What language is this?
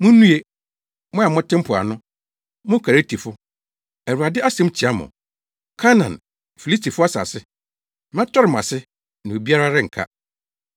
Akan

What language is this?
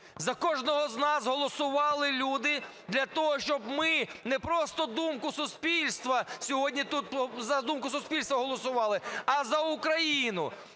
Ukrainian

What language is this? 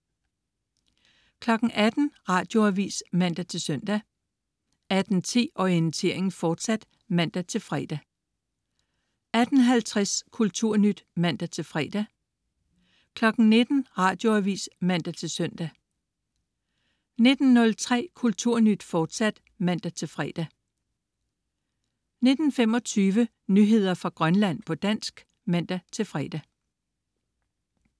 Danish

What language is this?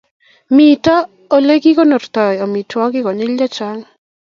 Kalenjin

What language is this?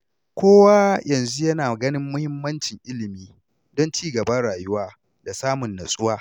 Hausa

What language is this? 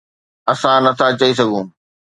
Sindhi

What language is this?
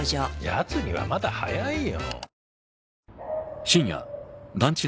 Japanese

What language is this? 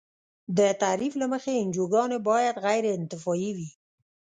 Pashto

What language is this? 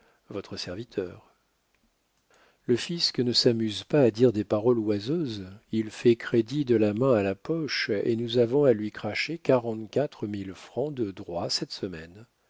French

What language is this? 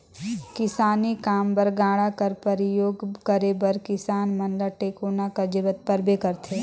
Chhattisgarhi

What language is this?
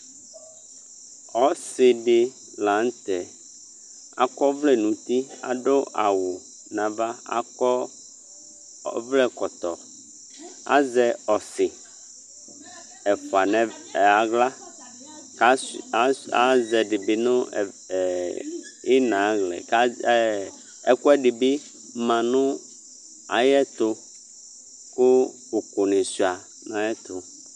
Ikposo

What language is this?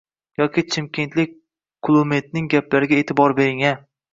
Uzbek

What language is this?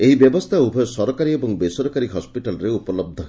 Odia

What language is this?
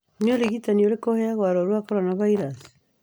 Kikuyu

